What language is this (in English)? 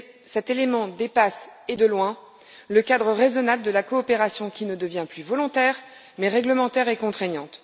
French